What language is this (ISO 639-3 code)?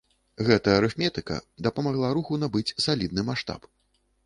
bel